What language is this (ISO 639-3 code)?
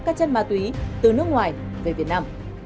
vie